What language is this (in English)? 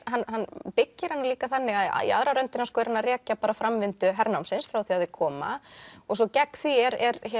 Icelandic